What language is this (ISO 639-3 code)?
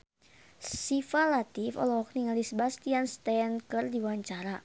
sun